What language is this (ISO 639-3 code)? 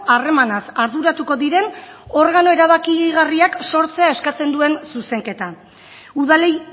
eus